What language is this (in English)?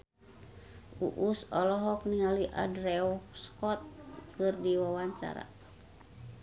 Sundanese